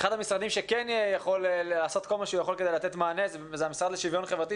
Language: Hebrew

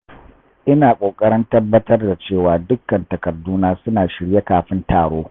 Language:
Hausa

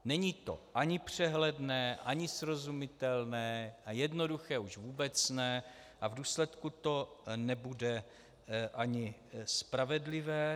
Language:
Czech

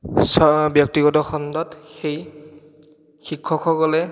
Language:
Assamese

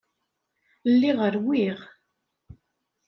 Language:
Kabyle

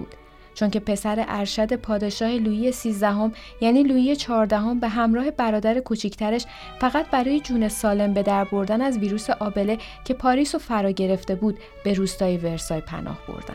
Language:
Persian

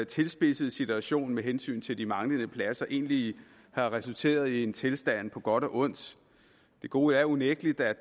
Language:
Danish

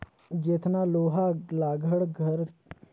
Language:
Chhattisgarhi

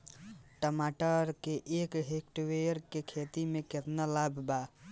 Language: Bhojpuri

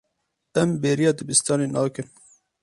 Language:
Kurdish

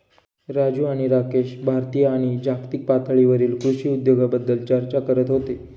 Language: Marathi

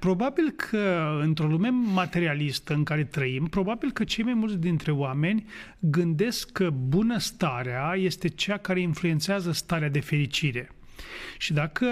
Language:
Romanian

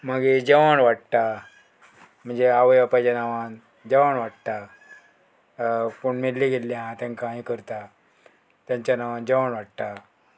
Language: Konkani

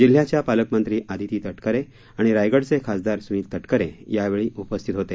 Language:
Marathi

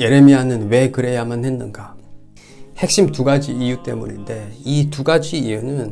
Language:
Korean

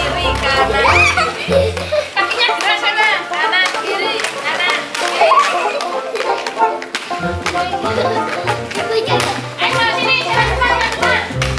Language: Indonesian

